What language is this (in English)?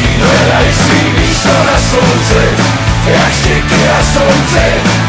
Slovak